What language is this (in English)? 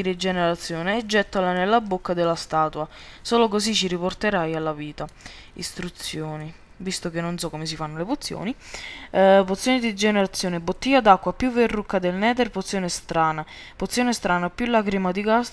Italian